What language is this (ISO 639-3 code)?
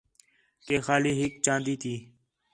xhe